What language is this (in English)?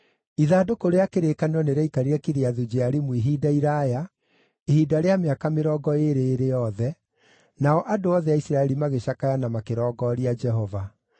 Kikuyu